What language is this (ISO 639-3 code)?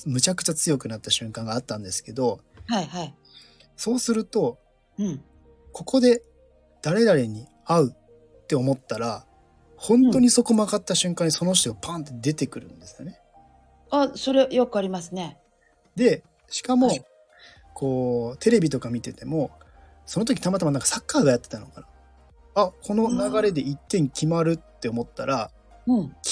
jpn